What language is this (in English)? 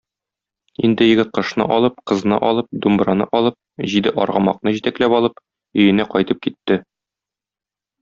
Tatar